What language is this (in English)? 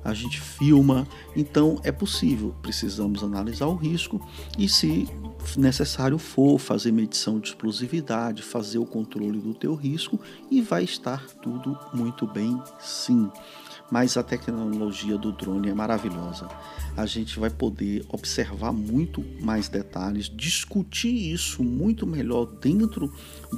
Portuguese